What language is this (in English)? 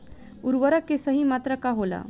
Bhojpuri